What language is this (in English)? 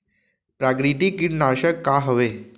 Chhattisgarhi